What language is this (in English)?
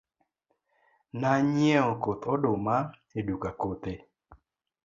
Luo (Kenya and Tanzania)